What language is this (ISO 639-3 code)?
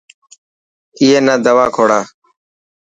mki